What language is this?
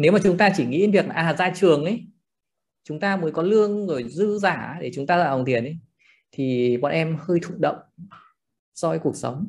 Vietnamese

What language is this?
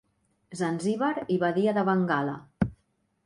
Catalan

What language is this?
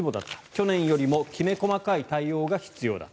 Japanese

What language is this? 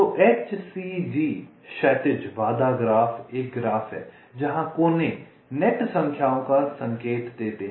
Hindi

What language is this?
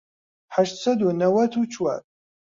Central Kurdish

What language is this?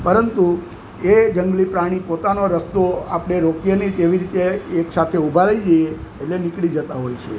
Gujarati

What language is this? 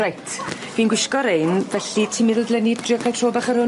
Welsh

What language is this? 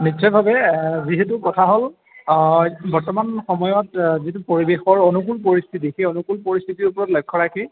Assamese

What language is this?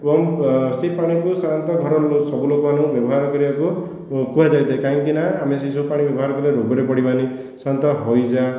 Odia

